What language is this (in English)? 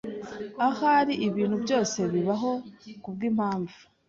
Kinyarwanda